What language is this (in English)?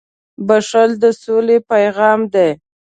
Pashto